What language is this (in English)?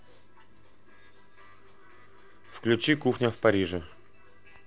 Russian